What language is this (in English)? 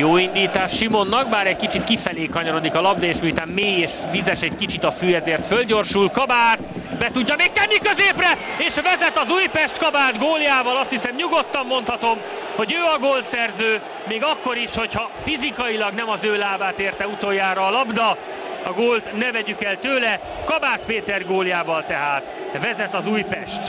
Hungarian